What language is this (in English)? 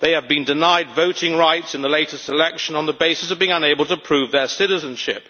English